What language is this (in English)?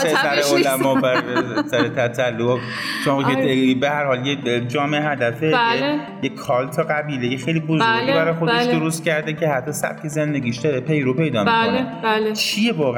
Persian